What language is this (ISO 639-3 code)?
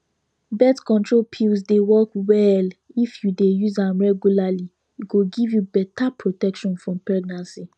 pcm